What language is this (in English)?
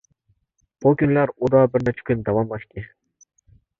Uyghur